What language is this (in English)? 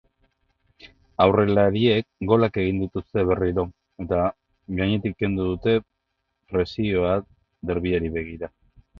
Basque